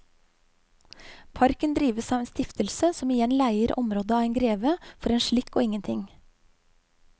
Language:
Norwegian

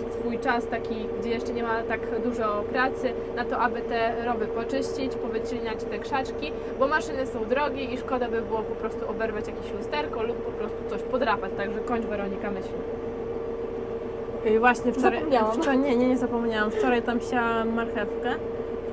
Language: Polish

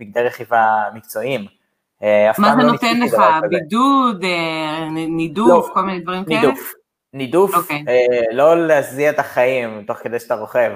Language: Hebrew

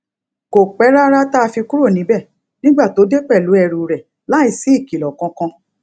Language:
Yoruba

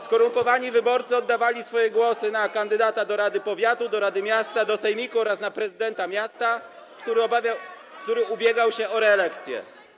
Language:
Polish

